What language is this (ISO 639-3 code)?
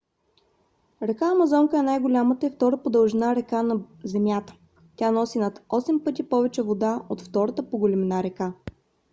bul